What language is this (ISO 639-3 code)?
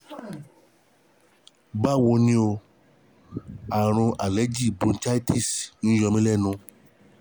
yor